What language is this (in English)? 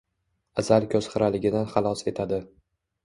Uzbek